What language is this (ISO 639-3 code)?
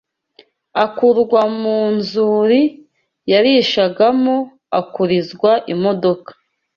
kin